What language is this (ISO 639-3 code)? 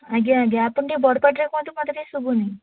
ori